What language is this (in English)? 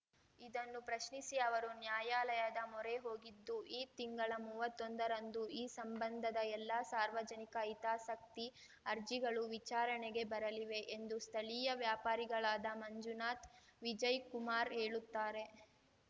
Kannada